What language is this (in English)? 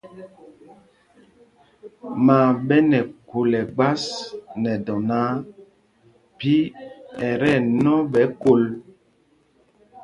Mpumpong